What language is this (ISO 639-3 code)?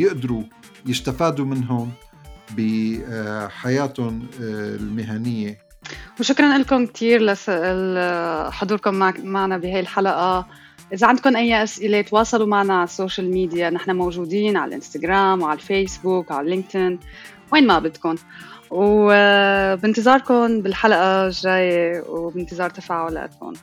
ara